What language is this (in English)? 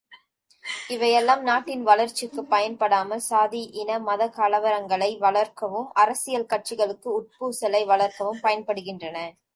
Tamil